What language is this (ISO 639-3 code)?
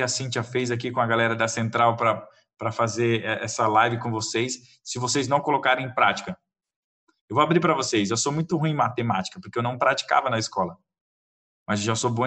por